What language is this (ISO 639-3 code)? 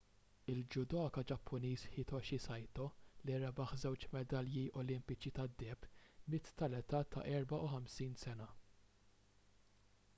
mlt